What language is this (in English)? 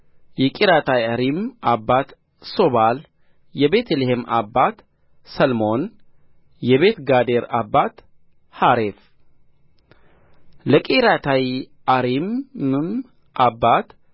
Amharic